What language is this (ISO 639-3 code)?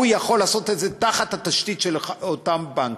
heb